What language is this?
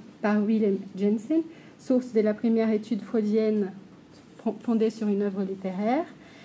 French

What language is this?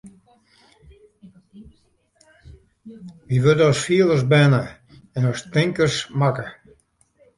Western Frisian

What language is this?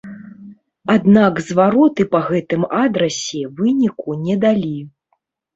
Belarusian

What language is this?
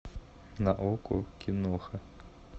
Russian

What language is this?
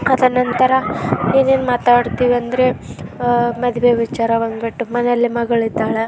Kannada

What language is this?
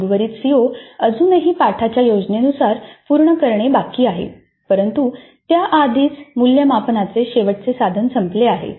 Marathi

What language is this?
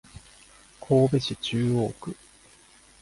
Japanese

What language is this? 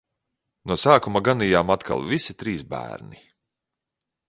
Latvian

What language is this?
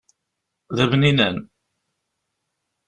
Kabyle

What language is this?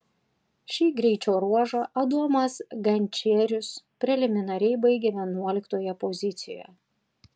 Lithuanian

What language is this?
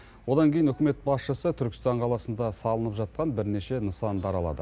Kazakh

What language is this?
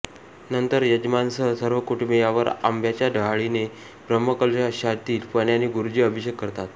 Marathi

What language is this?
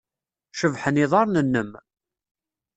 Kabyle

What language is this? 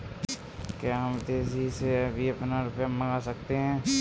Hindi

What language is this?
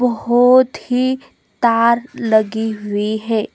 Hindi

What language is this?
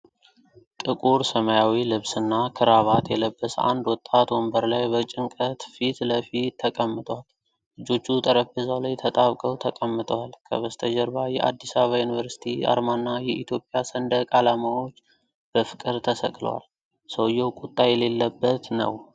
Amharic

